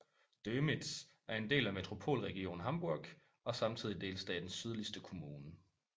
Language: Danish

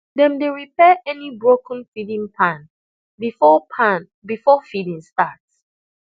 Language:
Nigerian Pidgin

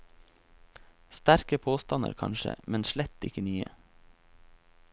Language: Norwegian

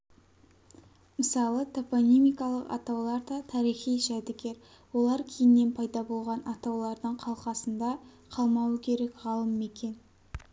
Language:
Kazakh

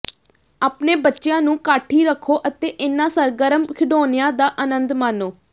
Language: Punjabi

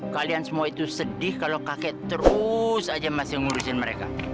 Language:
Indonesian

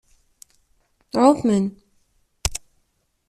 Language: Kabyle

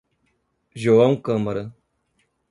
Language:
Portuguese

